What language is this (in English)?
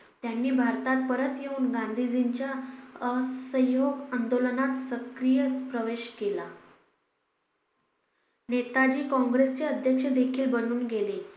Marathi